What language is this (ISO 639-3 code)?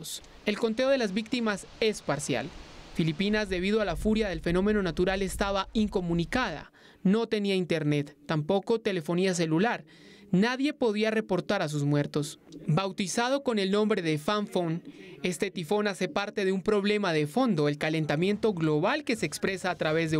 spa